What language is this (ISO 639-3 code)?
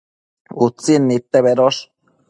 mcf